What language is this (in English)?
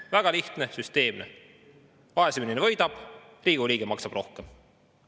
Estonian